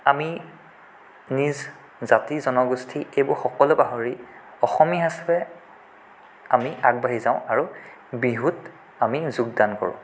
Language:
Assamese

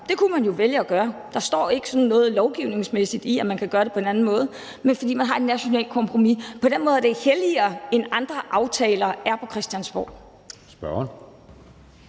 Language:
Danish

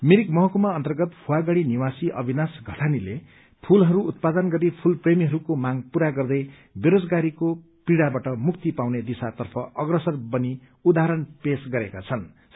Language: Nepali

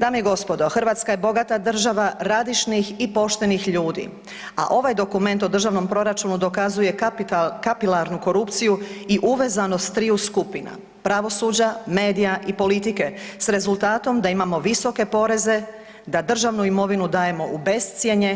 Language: Croatian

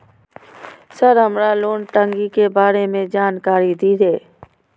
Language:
Maithili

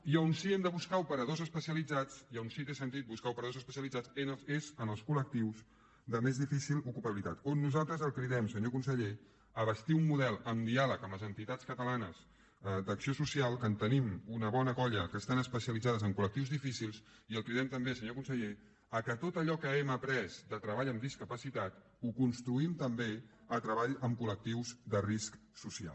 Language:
Catalan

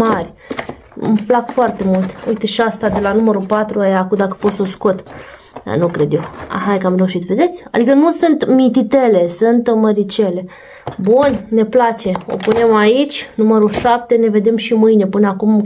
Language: Romanian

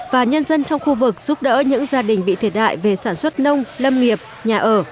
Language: Vietnamese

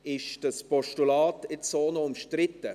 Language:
Swiss German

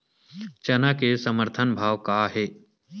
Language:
Chhattisgarhi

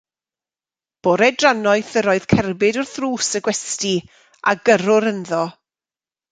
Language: Welsh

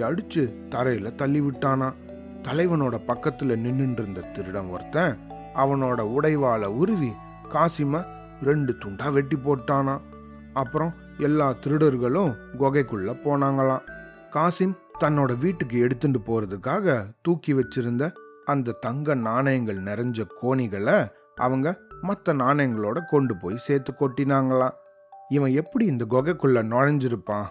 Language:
Tamil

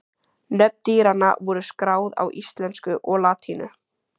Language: Icelandic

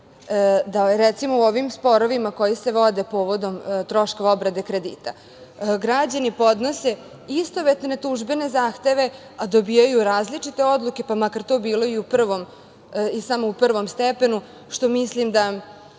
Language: Serbian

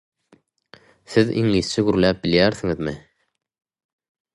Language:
Turkmen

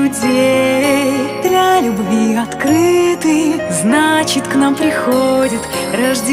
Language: Russian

